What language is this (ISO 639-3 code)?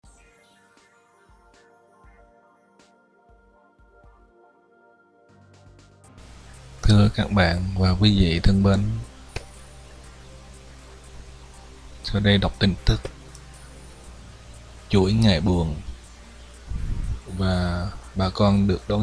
vie